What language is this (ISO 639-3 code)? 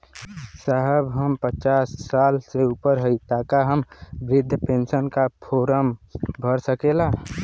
bho